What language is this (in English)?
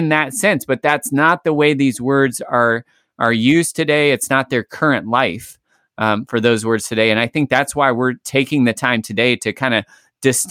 English